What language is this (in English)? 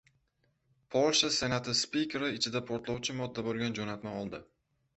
Uzbek